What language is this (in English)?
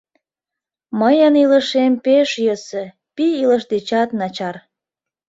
Mari